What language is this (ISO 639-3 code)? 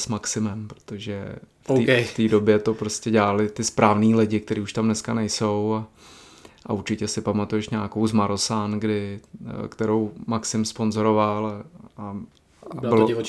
ces